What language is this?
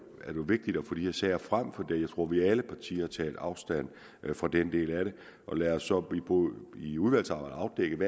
Danish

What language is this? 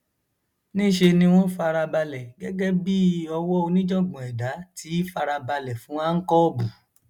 Yoruba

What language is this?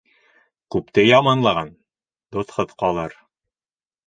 Bashkir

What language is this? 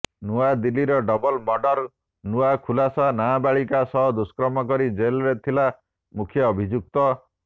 Odia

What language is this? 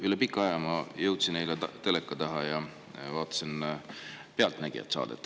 Estonian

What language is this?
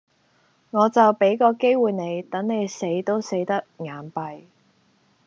Cantonese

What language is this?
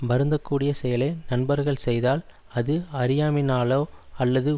Tamil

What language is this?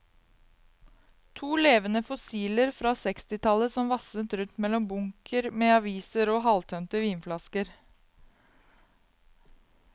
Norwegian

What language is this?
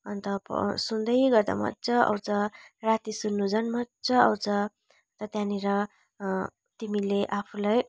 Nepali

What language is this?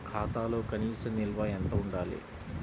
Telugu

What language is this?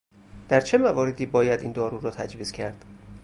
Persian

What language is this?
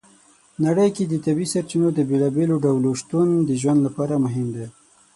Pashto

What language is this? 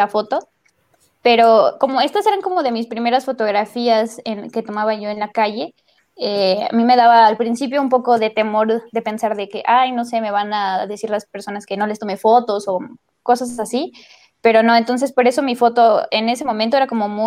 Spanish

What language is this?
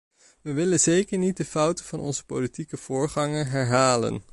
Dutch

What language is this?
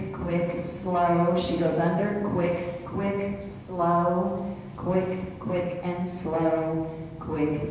English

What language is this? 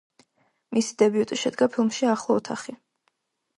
Georgian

